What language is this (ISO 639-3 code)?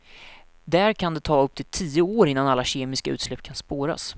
swe